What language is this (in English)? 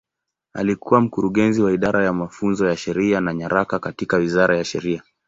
Swahili